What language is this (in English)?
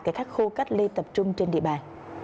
Vietnamese